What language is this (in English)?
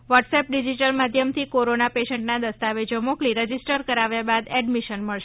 Gujarati